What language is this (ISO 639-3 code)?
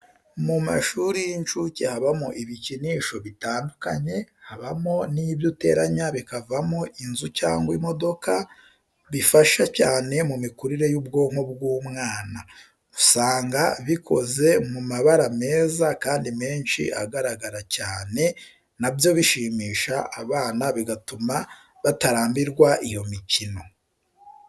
kin